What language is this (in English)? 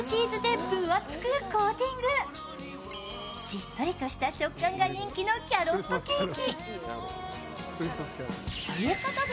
Japanese